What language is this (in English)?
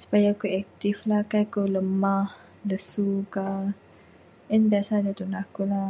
Bukar-Sadung Bidayuh